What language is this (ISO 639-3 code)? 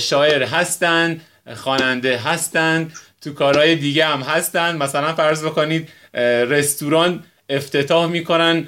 fas